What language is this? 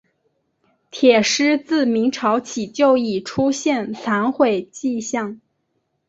Chinese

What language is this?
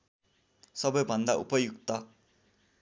Nepali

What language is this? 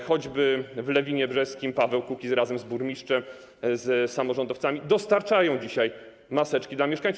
Polish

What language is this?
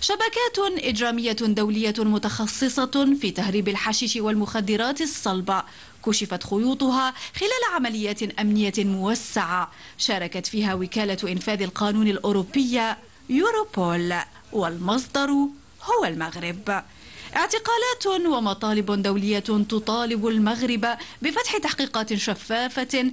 Arabic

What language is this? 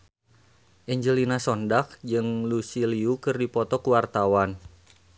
Sundanese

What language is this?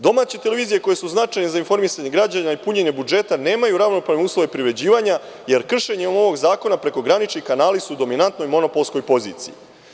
Serbian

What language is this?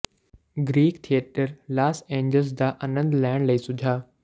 Punjabi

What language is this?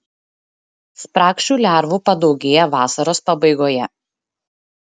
Lithuanian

